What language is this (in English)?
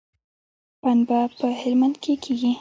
Pashto